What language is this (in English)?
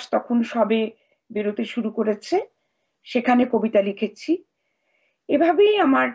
Bangla